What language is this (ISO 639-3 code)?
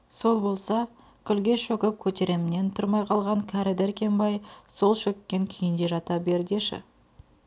kaz